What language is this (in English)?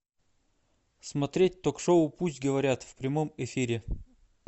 Russian